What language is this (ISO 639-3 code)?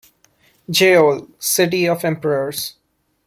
eng